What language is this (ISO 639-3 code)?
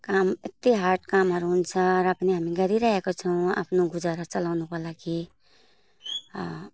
nep